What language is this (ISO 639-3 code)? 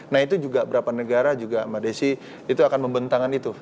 ind